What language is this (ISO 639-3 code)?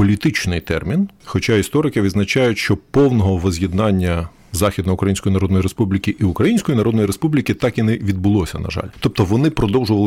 ukr